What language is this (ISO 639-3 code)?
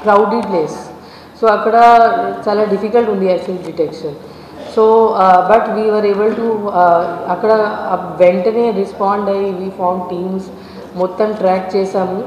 tel